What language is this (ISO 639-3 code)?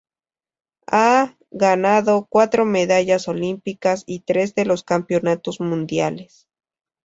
spa